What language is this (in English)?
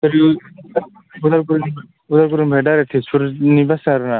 Bodo